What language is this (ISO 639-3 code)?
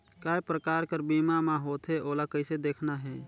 hne